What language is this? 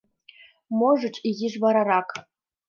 Mari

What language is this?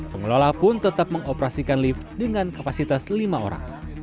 Indonesian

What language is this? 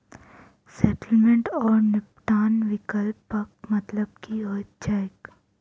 Maithili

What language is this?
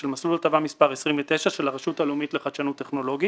Hebrew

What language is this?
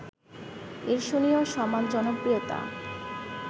Bangla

